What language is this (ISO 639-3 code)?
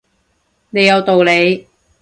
yue